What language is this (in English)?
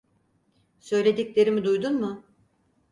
Turkish